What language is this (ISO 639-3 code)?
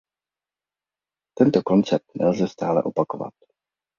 ces